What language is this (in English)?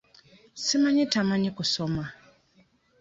Ganda